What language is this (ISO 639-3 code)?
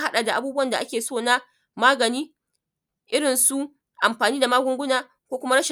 hau